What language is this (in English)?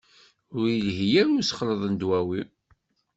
Kabyle